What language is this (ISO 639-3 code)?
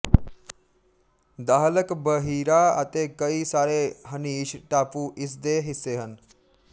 pan